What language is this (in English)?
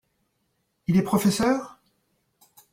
French